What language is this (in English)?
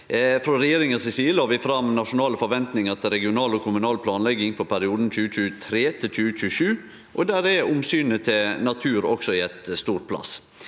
Norwegian